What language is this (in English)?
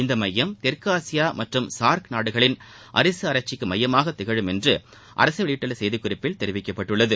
Tamil